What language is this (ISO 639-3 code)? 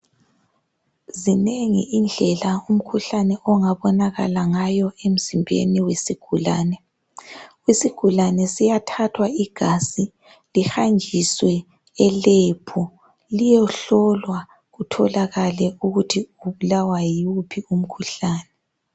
nde